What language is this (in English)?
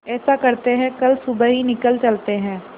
Hindi